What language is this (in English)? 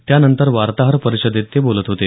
Marathi